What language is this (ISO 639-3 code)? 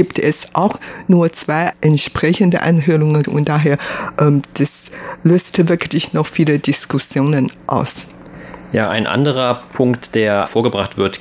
deu